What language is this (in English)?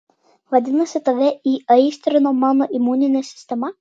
Lithuanian